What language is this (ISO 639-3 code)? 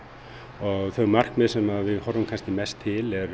isl